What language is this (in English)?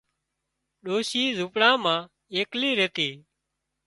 Wadiyara Koli